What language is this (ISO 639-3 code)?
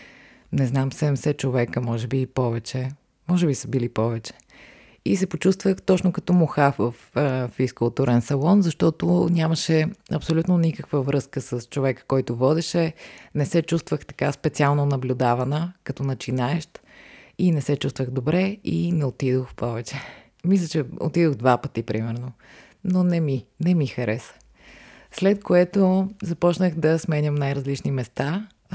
bul